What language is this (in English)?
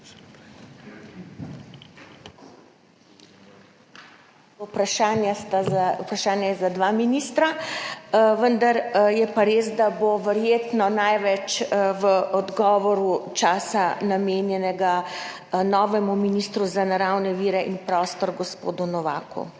Slovenian